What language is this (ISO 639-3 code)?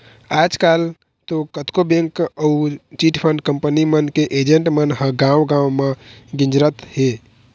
hne